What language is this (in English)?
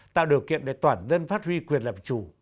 Vietnamese